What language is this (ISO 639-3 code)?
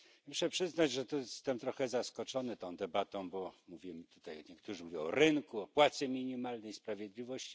pol